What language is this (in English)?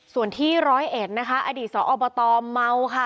Thai